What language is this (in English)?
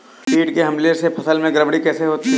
Hindi